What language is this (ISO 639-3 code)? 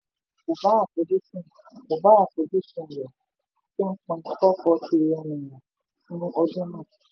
yor